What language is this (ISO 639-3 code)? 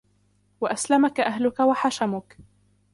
ara